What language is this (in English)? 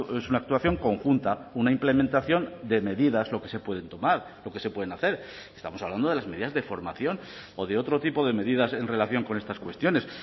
Spanish